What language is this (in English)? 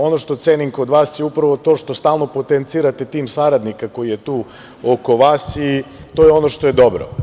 Serbian